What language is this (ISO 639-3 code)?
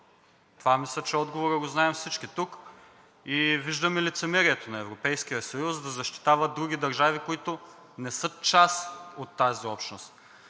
bul